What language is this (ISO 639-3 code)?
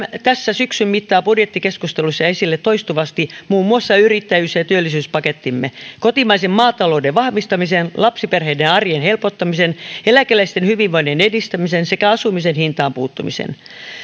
fin